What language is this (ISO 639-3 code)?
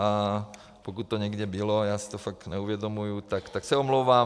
ces